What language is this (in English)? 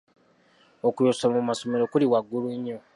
Ganda